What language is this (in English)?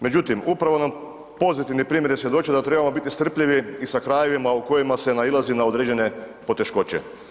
Croatian